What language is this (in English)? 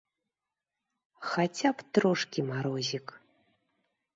Belarusian